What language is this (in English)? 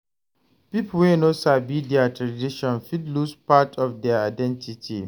Nigerian Pidgin